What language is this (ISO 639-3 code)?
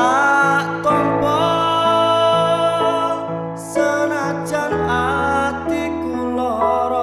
ind